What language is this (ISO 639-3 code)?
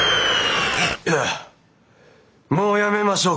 jpn